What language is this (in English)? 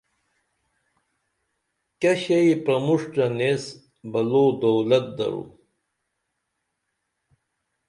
Dameli